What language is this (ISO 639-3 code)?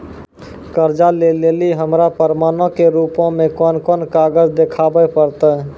mai